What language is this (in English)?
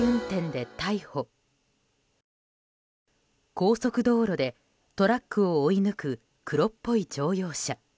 Japanese